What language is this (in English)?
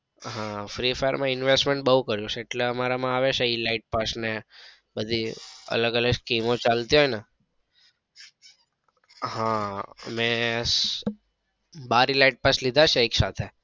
Gujarati